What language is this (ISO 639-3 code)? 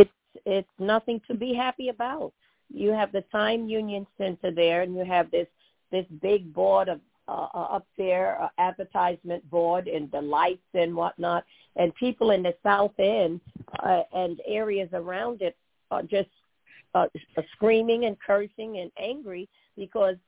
eng